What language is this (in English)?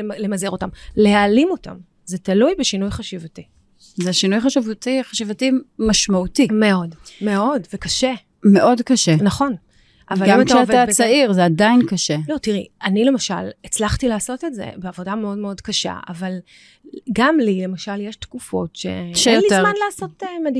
Hebrew